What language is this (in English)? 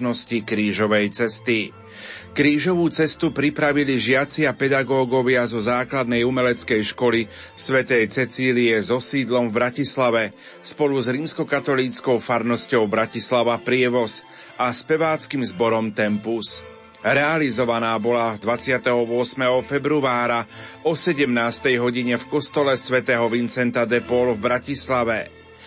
Slovak